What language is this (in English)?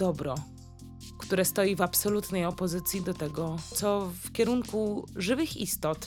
Polish